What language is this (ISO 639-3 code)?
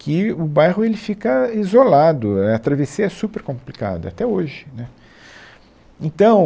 por